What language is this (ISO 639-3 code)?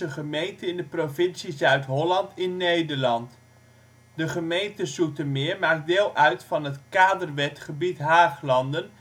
nld